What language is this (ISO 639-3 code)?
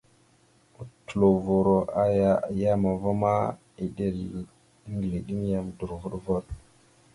mxu